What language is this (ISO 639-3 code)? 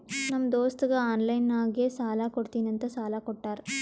kan